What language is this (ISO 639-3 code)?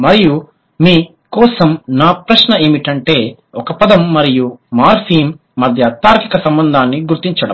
tel